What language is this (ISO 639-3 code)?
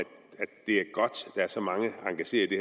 dan